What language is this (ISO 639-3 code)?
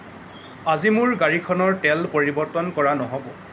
asm